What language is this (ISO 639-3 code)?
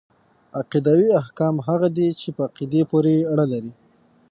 pus